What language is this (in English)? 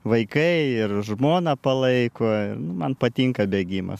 Lithuanian